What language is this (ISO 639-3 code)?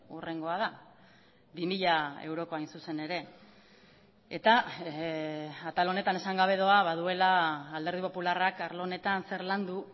eus